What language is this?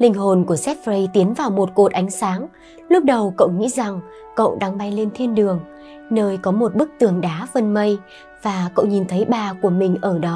Vietnamese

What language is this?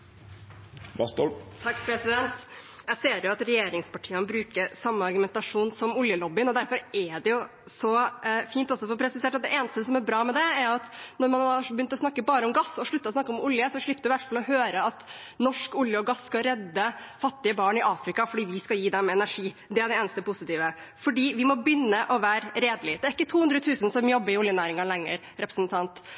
Norwegian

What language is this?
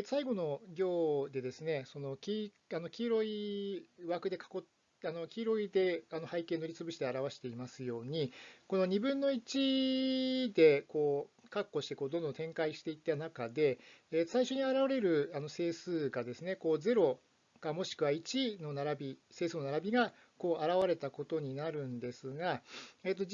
Japanese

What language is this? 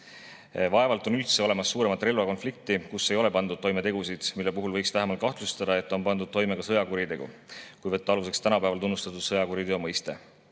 Estonian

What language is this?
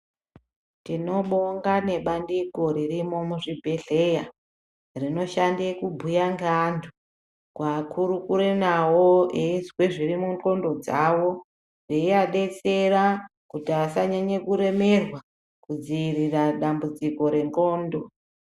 Ndau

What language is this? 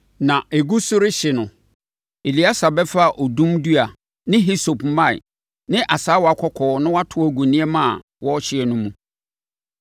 Akan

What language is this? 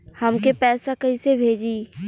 Bhojpuri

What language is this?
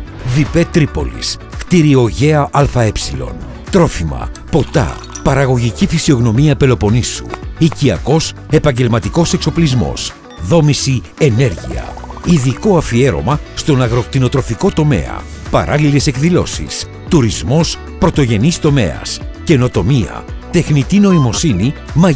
Greek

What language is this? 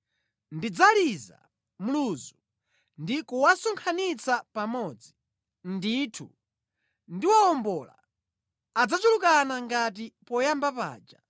Nyanja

